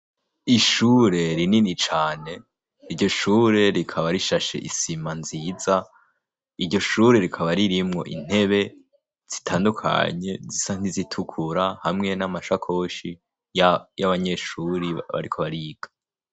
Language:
Rundi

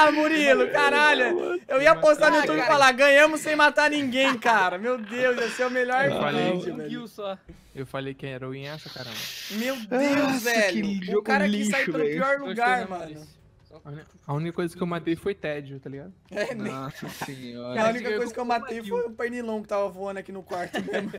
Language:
Portuguese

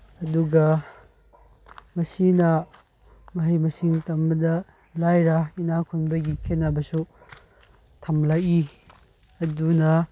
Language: Manipuri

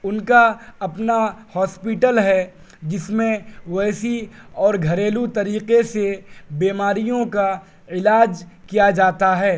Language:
Urdu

